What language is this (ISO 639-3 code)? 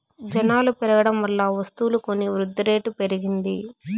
tel